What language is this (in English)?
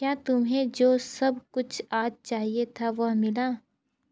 Hindi